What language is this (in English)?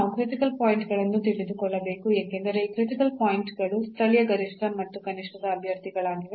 Kannada